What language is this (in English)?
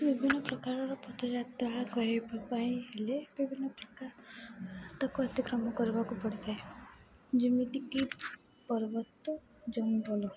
Odia